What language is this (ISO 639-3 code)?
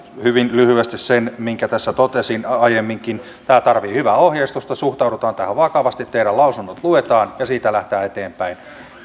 fin